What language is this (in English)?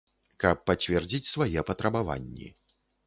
Belarusian